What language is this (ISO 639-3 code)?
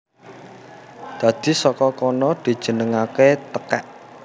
jav